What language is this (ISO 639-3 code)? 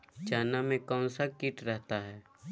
mag